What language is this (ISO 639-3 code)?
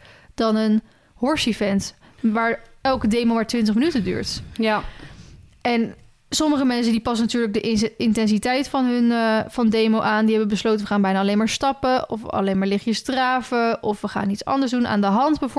nld